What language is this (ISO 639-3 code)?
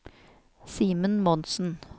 nor